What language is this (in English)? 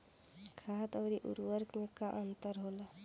Bhojpuri